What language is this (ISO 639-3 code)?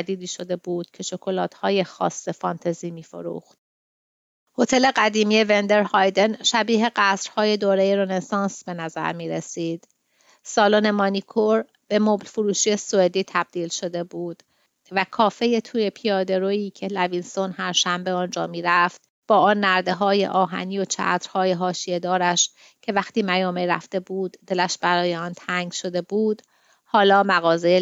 fas